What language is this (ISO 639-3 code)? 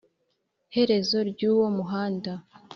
kin